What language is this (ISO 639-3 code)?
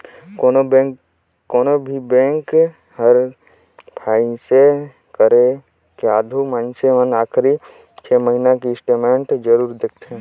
hne